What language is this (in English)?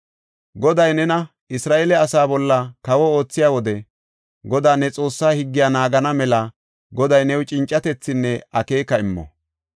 Gofa